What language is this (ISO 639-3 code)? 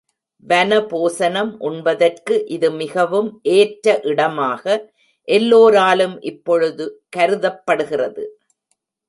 tam